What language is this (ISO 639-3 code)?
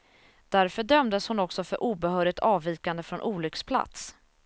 swe